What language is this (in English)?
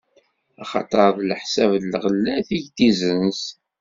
Kabyle